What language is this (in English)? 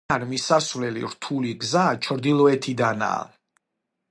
Georgian